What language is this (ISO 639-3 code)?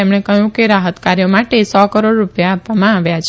guj